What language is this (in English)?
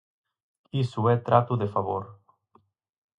Galician